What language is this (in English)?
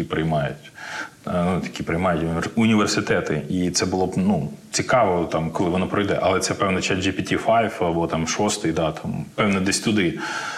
Ukrainian